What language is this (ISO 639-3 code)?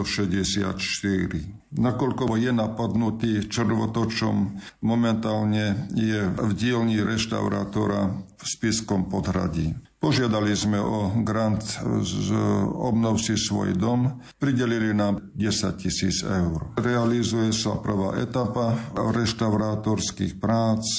slk